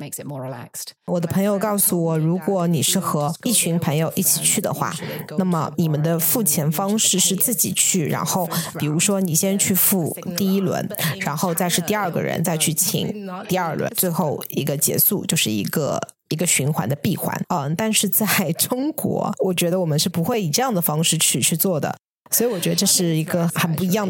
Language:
Chinese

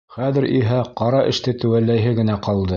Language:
Bashkir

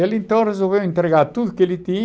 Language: Portuguese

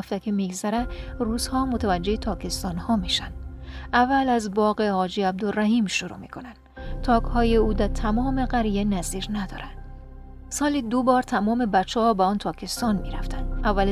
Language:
Persian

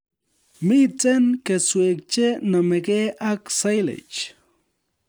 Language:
Kalenjin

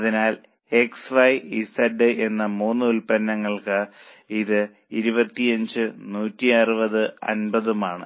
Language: Malayalam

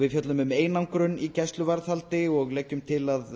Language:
Icelandic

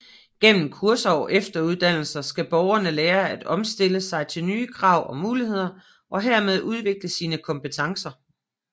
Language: Danish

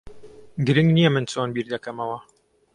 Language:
Central Kurdish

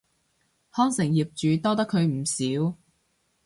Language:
Cantonese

